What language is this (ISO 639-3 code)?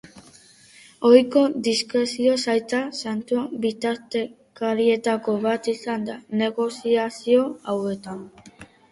eus